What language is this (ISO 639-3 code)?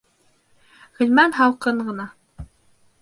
bak